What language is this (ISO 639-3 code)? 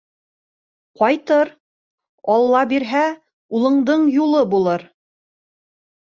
bak